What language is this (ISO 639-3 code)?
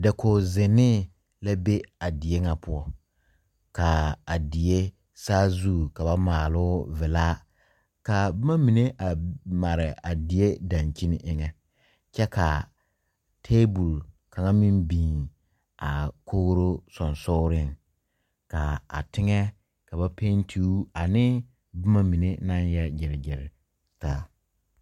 dga